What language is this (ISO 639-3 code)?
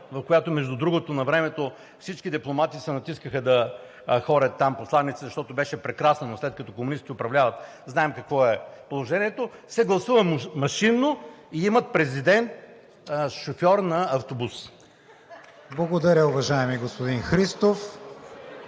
bul